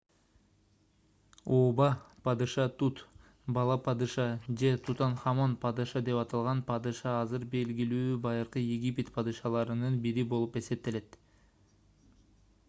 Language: Kyrgyz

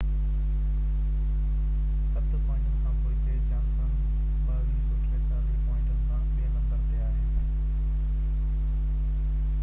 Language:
Sindhi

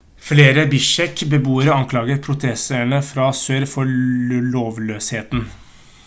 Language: Norwegian Bokmål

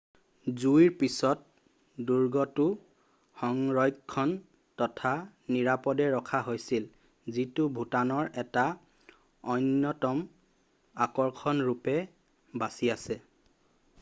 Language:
Assamese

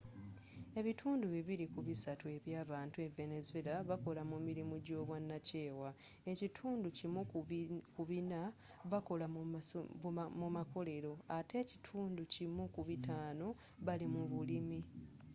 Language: Ganda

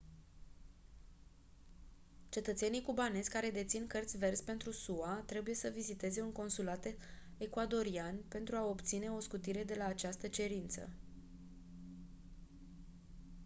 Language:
Romanian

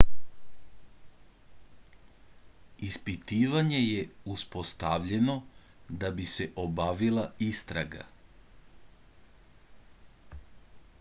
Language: Serbian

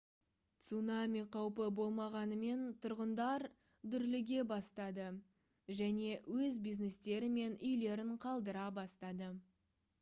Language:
Kazakh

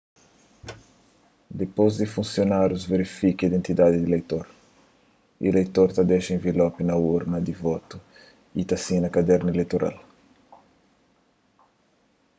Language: Kabuverdianu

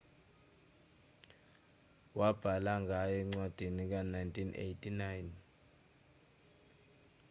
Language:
Zulu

